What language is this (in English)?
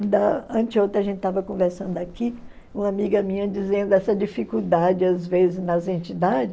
Portuguese